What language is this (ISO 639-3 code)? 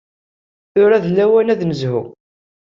kab